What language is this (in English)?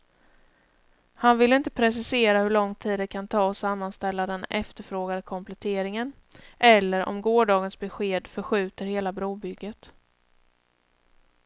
Swedish